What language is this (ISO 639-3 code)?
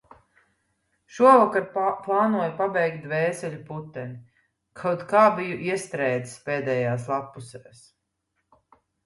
lav